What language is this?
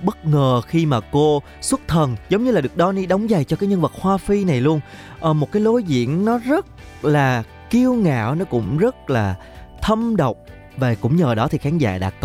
Vietnamese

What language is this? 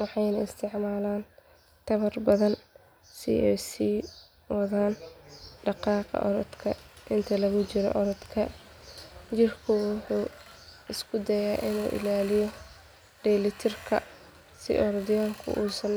Somali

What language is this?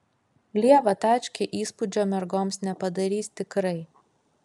Lithuanian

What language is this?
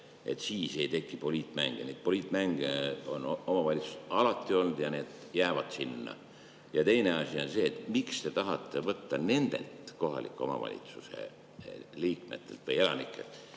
Estonian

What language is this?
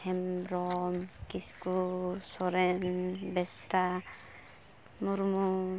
Santali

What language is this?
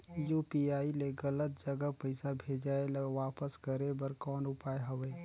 Chhattisgarhi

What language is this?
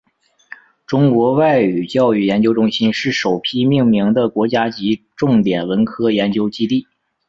Chinese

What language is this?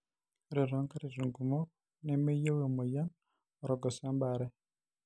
Masai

